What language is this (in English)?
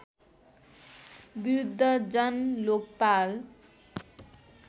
Nepali